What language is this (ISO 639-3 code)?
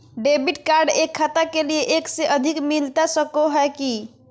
mag